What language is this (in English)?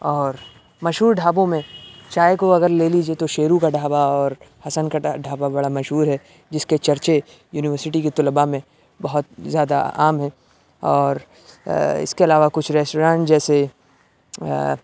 Urdu